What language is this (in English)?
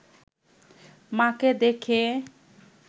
Bangla